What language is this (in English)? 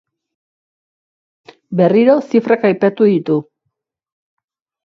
Basque